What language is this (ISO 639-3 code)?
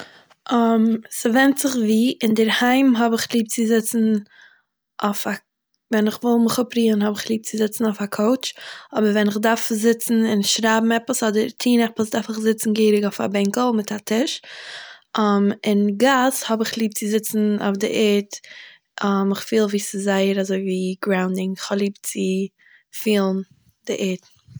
yid